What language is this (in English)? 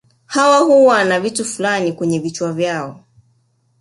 Swahili